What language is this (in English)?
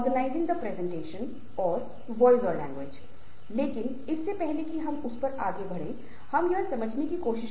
Hindi